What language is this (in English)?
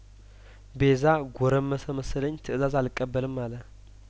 Amharic